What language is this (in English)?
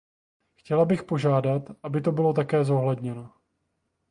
Czech